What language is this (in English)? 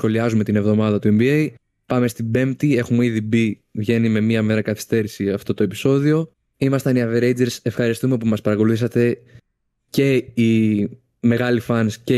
Greek